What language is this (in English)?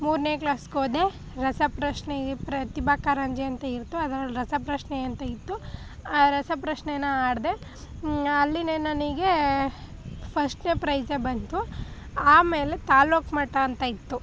Kannada